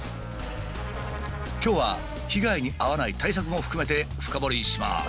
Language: Japanese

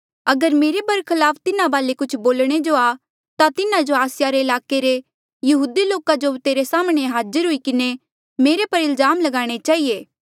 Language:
Mandeali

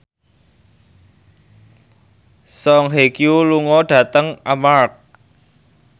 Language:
Javanese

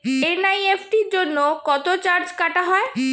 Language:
Bangla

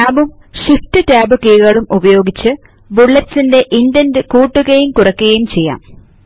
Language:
Malayalam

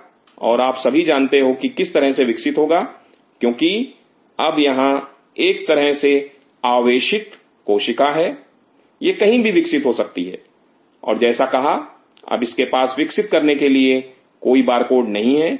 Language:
Hindi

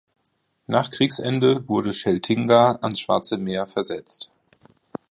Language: German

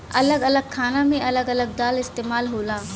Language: Bhojpuri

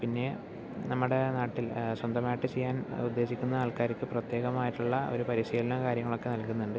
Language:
Malayalam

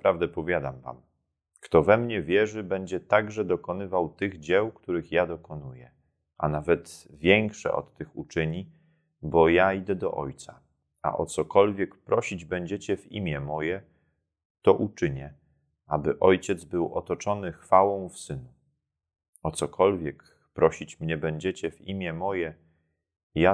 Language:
Polish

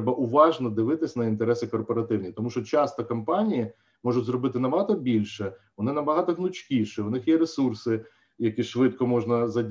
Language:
Ukrainian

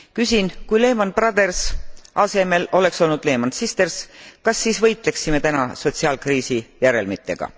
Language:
Estonian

